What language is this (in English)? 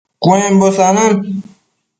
Matsés